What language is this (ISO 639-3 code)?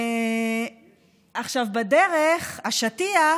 heb